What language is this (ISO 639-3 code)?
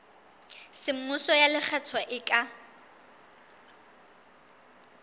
sot